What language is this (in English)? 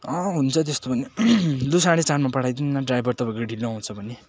Nepali